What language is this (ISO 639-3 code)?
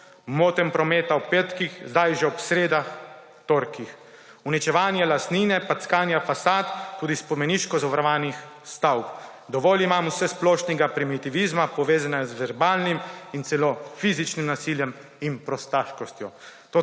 slv